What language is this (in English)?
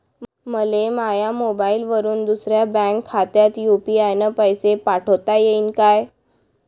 Marathi